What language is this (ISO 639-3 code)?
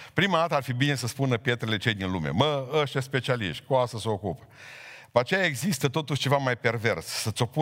ron